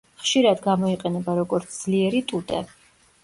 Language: Georgian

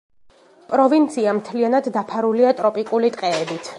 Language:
Georgian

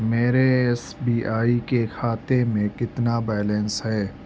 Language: Urdu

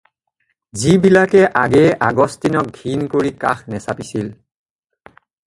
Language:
Assamese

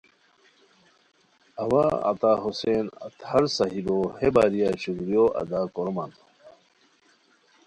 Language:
Khowar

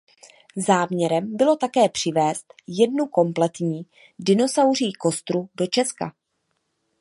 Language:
Czech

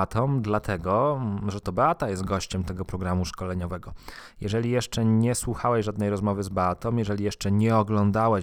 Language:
Polish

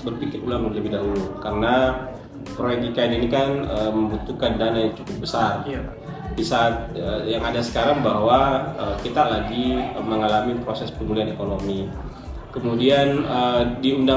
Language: Indonesian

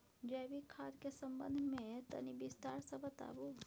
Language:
Maithili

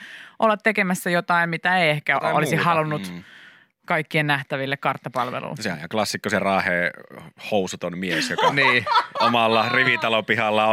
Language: Finnish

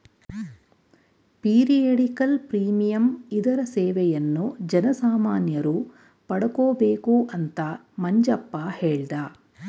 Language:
Kannada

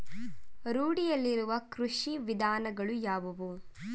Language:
Kannada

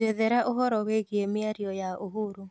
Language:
Kikuyu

